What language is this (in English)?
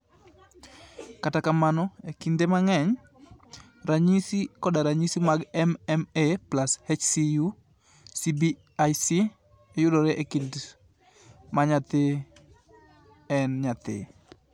Luo (Kenya and Tanzania)